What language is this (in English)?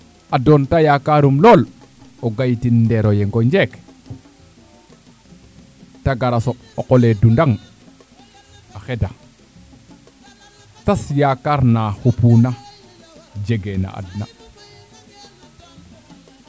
Serer